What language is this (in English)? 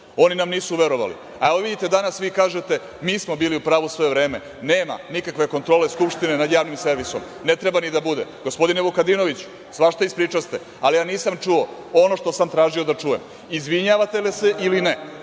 Serbian